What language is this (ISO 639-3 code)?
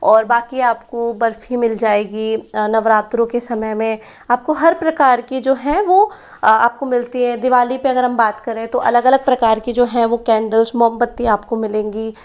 hin